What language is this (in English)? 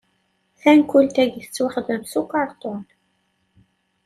Kabyle